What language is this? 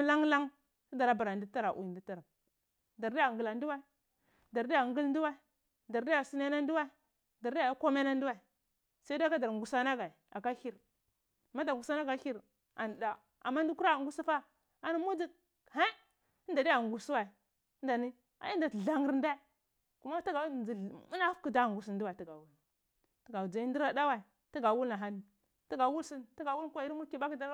Cibak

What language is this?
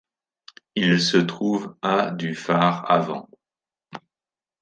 French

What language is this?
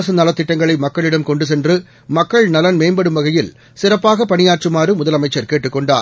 Tamil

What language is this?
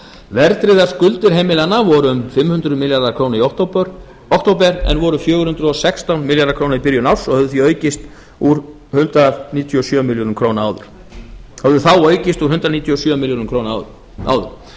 Icelandic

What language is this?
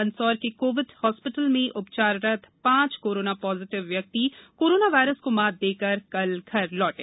Hindi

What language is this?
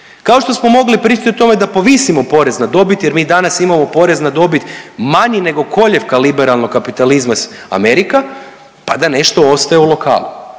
Croatian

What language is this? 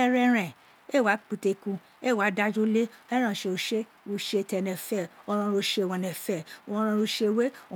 Isekiri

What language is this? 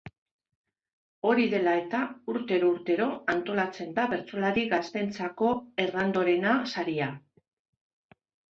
Basque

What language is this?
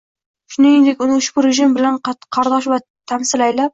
Uzbek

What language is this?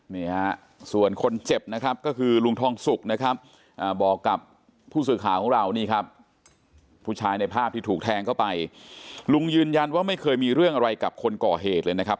Thai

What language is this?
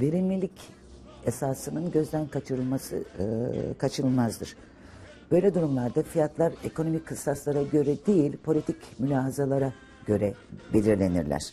Turkish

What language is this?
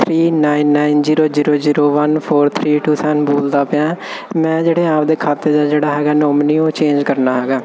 Punjabi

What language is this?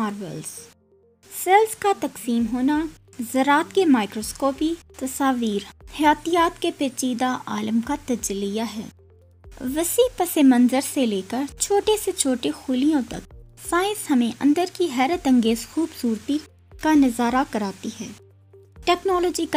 Hindi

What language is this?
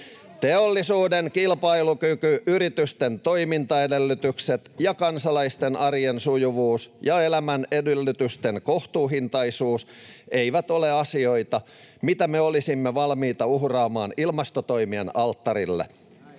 Finnish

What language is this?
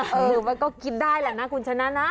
Thai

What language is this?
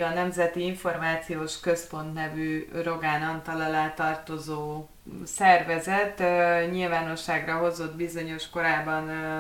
Hungarian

